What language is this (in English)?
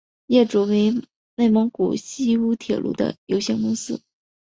Chinese